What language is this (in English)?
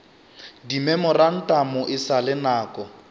Northern Sotho